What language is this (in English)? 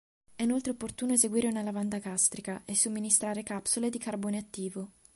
Italian